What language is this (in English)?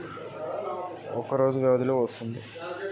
Telugu